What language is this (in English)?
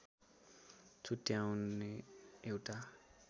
Nepali